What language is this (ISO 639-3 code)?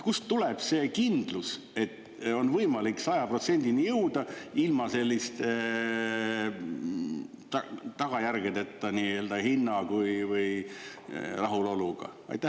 est